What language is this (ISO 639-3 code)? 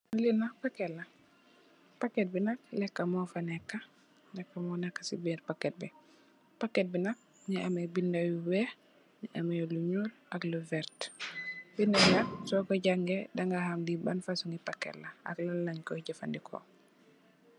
wol